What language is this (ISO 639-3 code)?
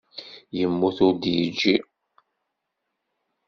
kab